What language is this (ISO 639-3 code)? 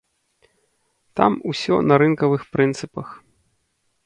bel